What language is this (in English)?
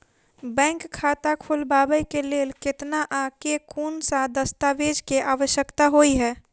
Maithili